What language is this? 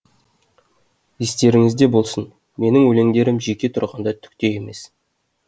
Kazakh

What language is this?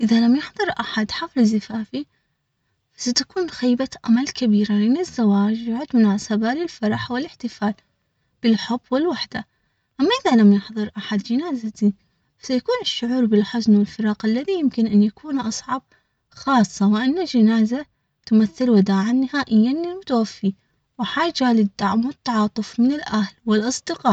Omani Arabic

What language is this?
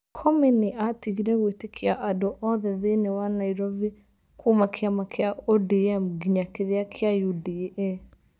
Kikuyu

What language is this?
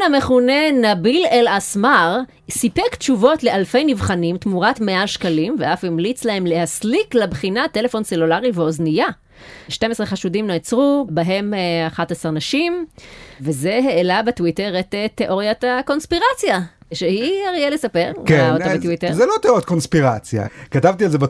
Hebrew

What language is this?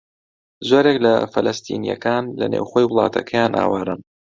Central Kurdish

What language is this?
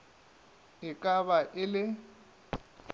Northern Sotho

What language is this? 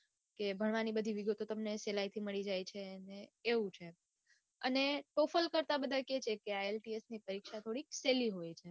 Gujarati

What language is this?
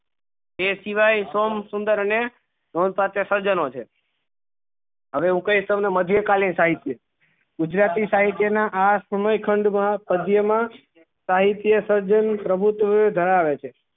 Gujarati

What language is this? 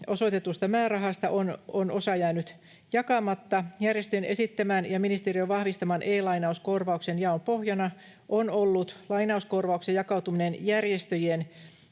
Finnish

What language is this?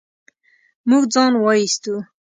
Pashto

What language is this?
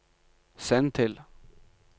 Norwegian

